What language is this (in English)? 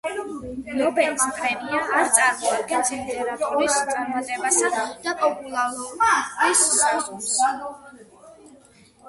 Georgian